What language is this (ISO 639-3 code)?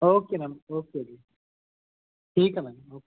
pan